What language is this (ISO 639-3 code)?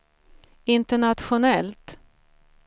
swe